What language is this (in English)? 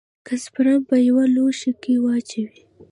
Pashto